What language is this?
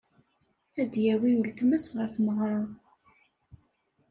Kabyle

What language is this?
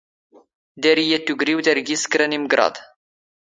Standard Moroccan Tamazight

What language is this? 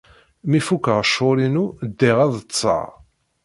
Kabyle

